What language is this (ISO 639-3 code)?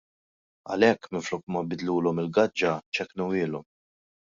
mlt